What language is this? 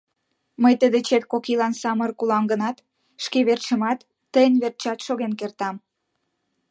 Mari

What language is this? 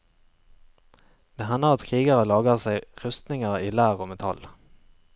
Norwegian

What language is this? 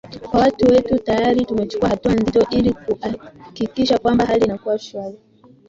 Swahili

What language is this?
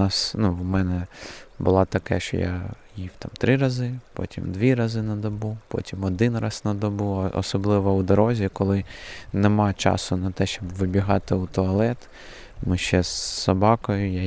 Ukrainian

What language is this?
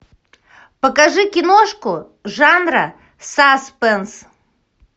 Russian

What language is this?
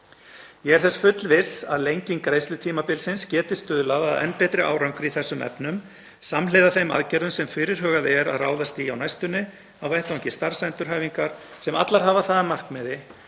Icelandic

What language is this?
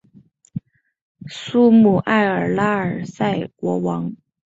Chinese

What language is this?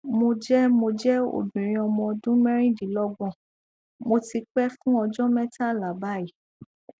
Yoruba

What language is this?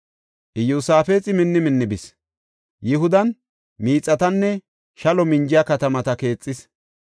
Gofa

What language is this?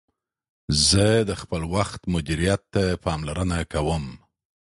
Pashto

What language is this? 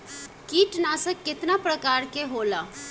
Bhojpuri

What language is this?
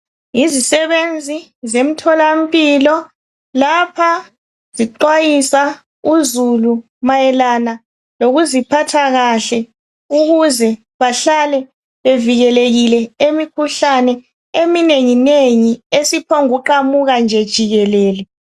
North Ndebele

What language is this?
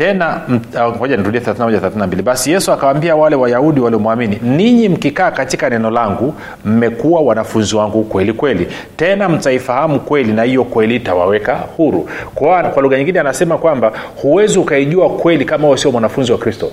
Swahili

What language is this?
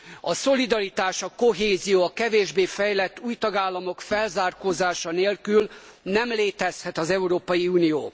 Hungarian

